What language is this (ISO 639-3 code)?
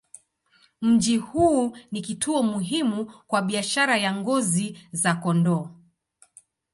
swa